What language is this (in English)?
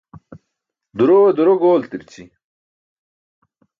Burushaski